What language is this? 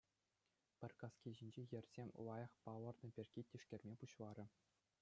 Chuvash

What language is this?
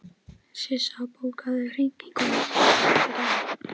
Icelandic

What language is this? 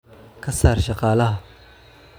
Somali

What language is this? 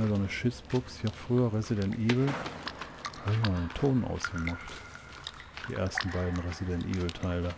German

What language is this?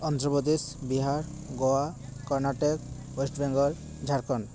Santali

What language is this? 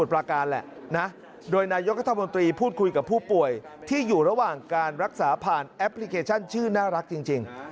Thai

